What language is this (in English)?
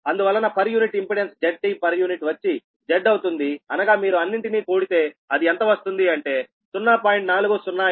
Telugu